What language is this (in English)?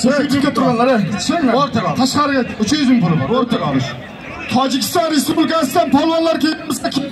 Turkish